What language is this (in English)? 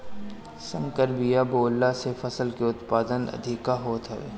Bhojpuri